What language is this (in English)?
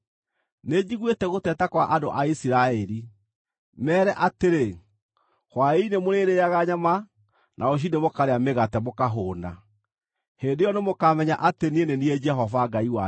Kikuyu